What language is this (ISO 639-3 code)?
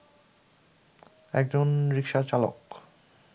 ben